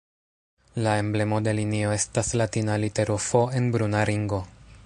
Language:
Esperanto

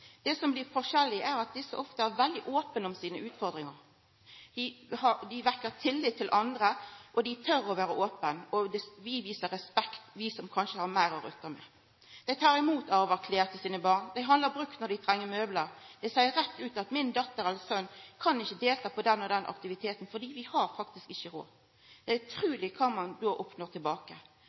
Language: Norwegian Nynorsk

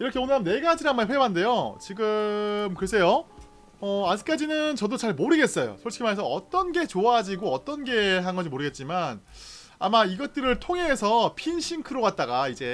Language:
Korean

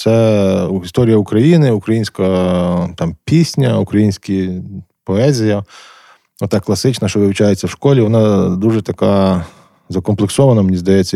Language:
Ukrainian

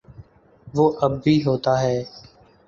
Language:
Urdu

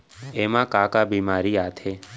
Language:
Chhattisgarhi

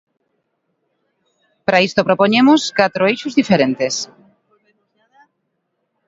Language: Galician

